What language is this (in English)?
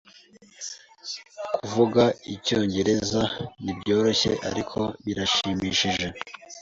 Kinyarwanda